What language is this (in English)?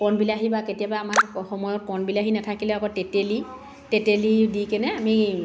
Assamese